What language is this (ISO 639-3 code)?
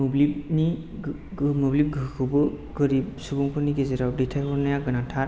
brx